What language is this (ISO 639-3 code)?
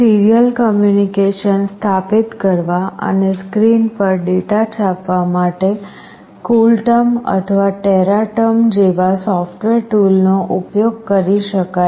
guj